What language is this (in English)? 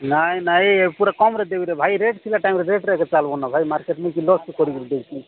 Odia